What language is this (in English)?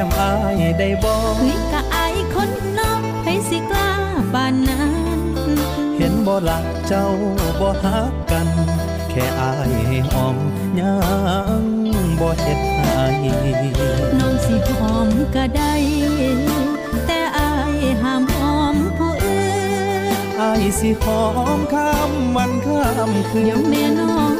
Thai